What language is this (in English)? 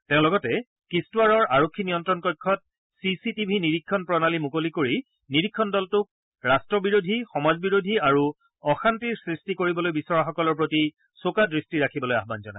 Assamese